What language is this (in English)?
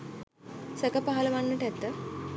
Sinhala